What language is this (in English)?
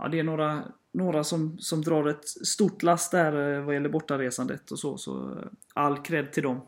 Swedish